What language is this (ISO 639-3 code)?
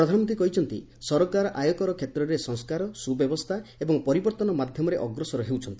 ori